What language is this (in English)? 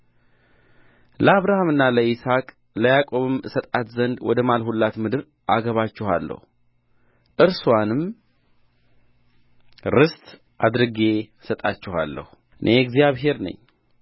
Amharic